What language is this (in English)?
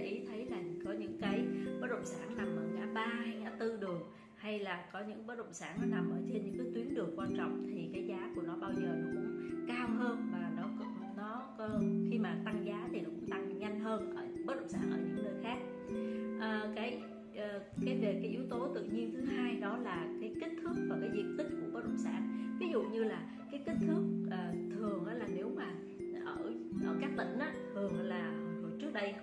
Vietnamese